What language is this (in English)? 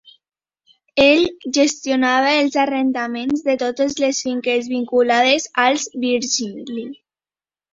Catalan